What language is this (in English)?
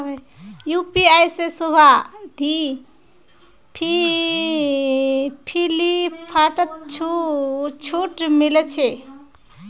Magahi